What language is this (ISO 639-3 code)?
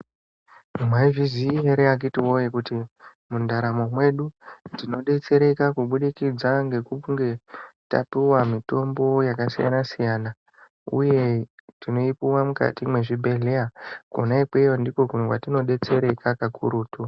ndc